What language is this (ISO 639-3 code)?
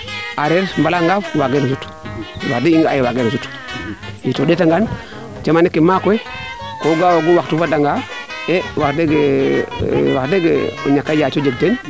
srr